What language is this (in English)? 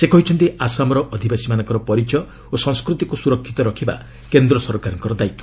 Odia